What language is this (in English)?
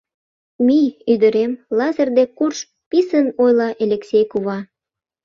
Mari